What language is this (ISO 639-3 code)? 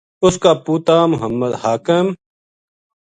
gju